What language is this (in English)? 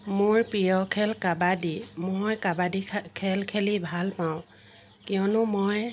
Assamese